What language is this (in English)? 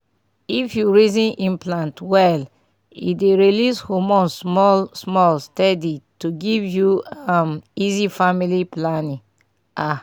Nigerian Pidgin